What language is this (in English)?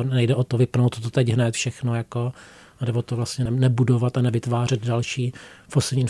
Czech